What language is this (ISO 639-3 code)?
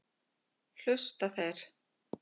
isl